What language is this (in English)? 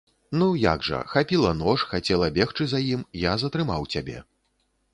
Belarusian